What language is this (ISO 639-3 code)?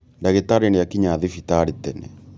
kik